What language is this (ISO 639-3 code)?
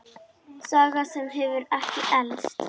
isl